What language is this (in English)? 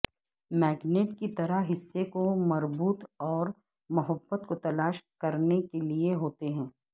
Urdu